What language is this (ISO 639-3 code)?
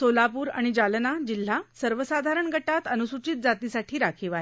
mar